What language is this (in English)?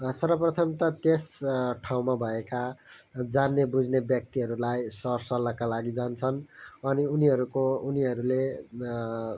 Nepali